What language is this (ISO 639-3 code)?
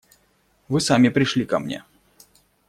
rus